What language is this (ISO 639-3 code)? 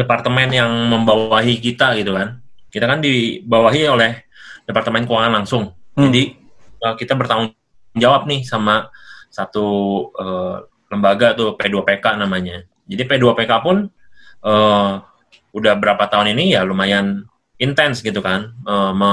ind